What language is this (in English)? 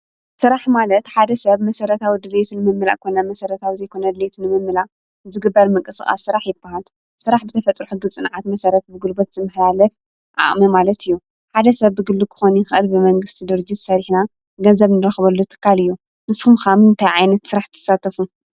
Tigrinya